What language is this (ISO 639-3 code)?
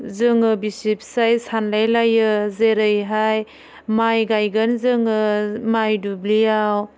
brx